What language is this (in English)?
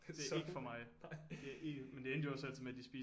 Danish